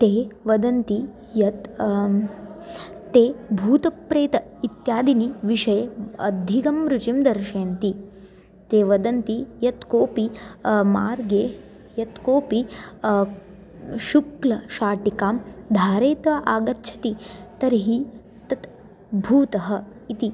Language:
Sanskrit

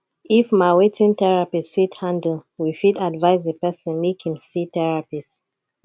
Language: Nigerian Pidgin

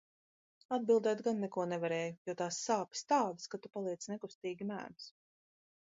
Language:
Latvian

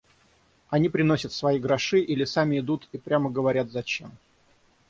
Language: Russian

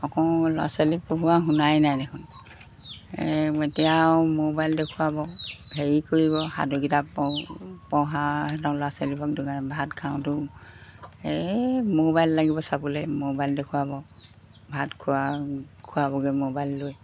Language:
Assamese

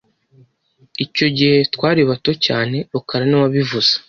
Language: Kinyarwanda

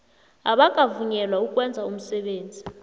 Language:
South Ndebele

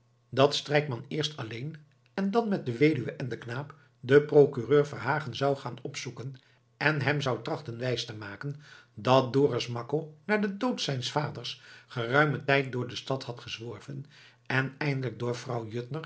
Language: Dutch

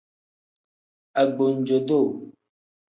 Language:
Tem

